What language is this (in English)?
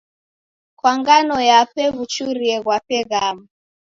Taita